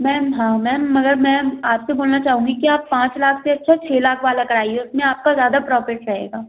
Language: Hindi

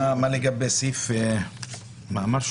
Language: Hebrew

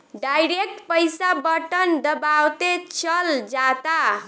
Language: Bhojpuri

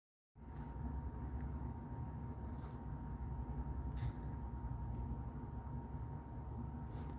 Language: Arabic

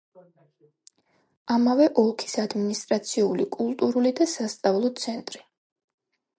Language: Georgian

